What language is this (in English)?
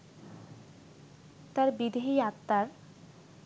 Bangla